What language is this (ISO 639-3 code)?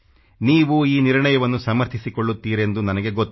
kan